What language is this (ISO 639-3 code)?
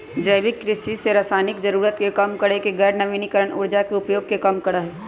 mag